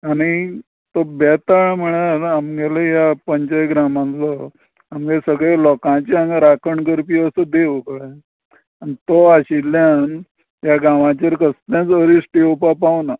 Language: Konkani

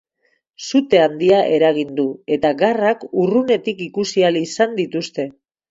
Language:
Basque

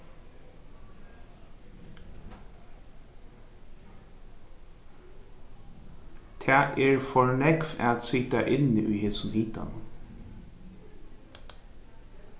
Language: Faroese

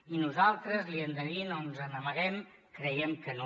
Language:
Catalan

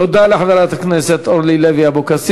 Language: Hebrew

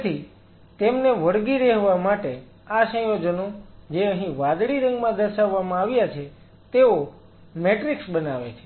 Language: Gujarati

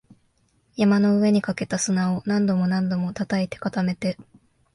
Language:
Japanese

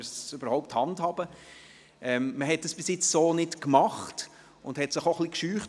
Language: Swiss German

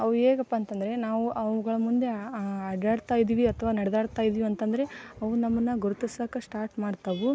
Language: Kannada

